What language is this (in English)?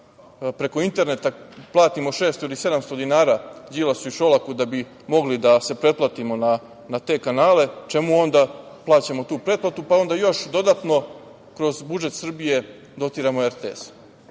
Serbian